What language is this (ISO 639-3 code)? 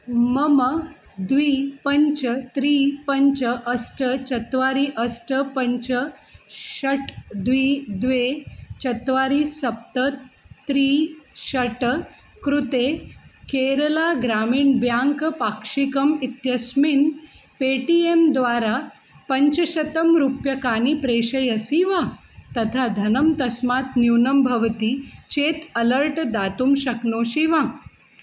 san